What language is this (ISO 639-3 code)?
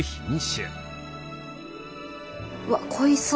jpn